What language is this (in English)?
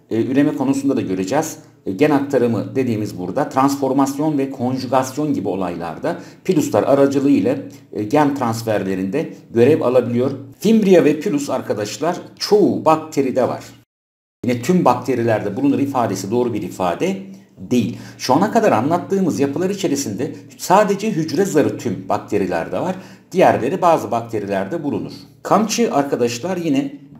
Turkish